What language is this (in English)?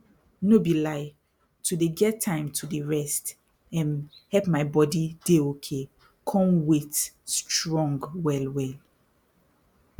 Nigerian Pidgin